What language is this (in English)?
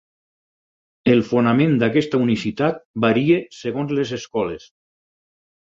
Catalan